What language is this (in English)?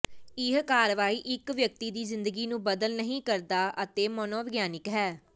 Punjabi